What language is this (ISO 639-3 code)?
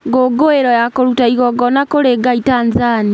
kik